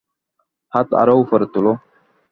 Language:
Bangla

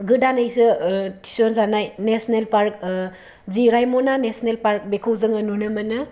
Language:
Bodo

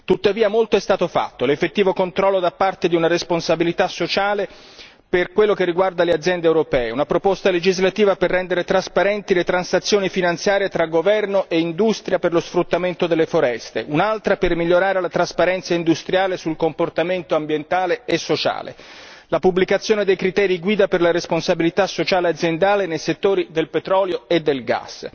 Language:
Italian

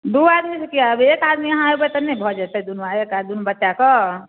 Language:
Maithili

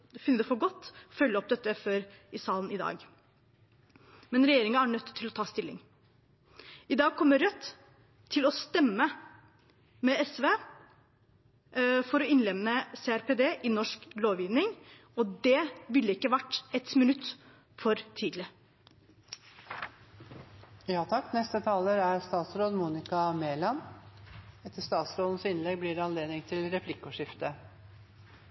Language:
Norwegian Bokmål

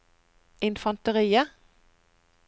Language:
Norwegian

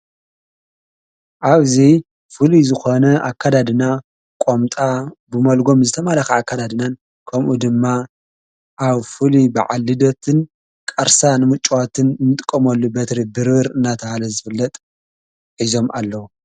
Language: Tigrinya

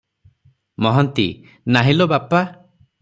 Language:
Odia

